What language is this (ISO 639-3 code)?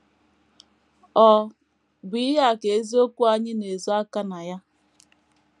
ibo